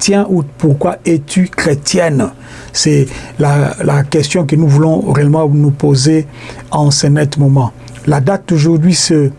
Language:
French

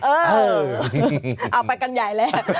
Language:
Thai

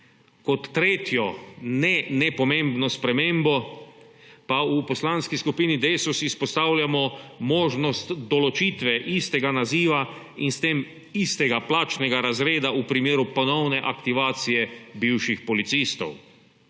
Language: Slovenian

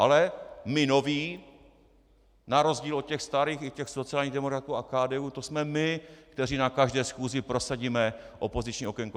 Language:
Czech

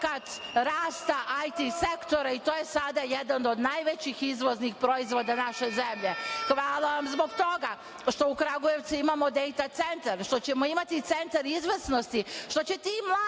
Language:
Serbian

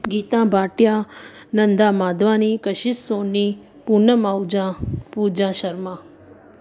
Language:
Sindhi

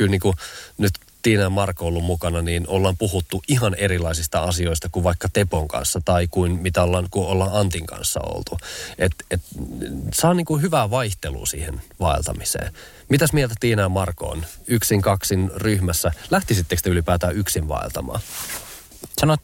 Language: Finnish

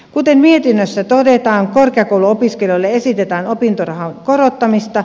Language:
Finnish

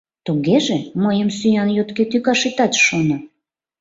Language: Mari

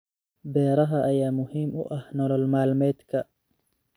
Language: Somali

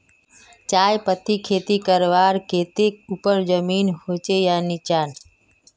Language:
Magahi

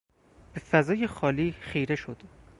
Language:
Persian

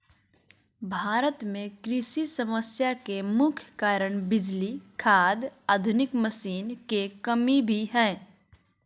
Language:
Magahi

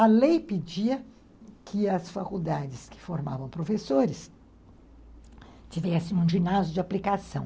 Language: Portuguese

